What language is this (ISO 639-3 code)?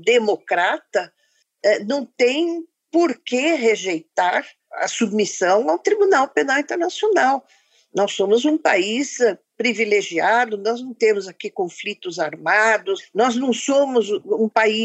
por